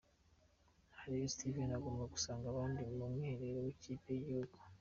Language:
Kinyarwanda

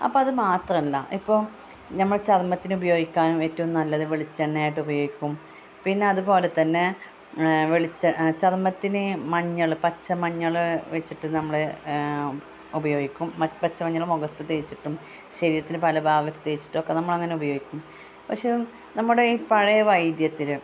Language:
Malayalam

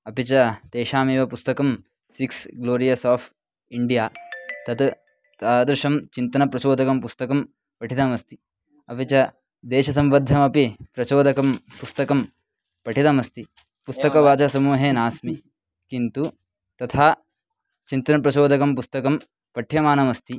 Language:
Sanskrit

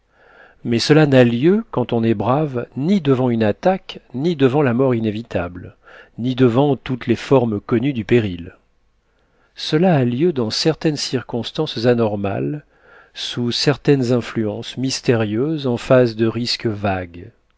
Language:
French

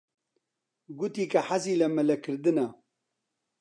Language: Central Kurdish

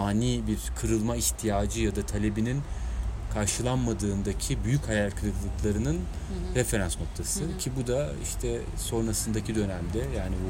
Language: Turkish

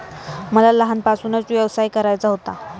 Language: Marathi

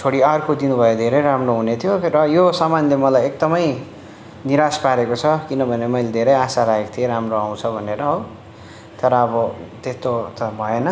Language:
Nepali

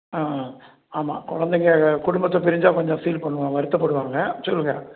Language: Tamil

